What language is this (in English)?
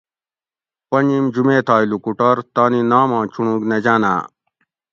Gawri